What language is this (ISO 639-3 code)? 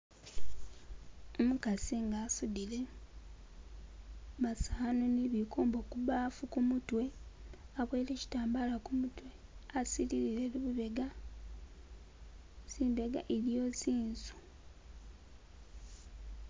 myx